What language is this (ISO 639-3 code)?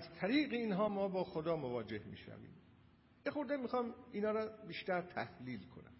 fas